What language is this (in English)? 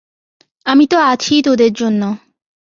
Bangla